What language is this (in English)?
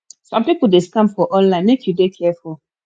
Nigerian Pidgin